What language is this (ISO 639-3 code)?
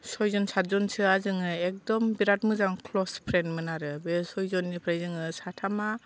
brx